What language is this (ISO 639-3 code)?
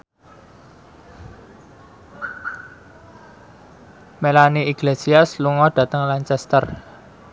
jav